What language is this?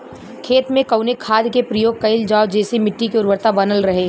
Bhojpuri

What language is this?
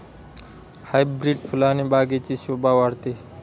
Marathi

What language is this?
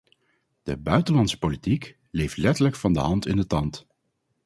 Dutch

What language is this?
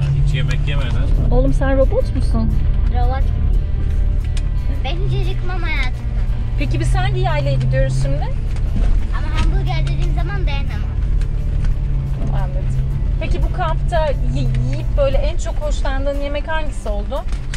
Turkish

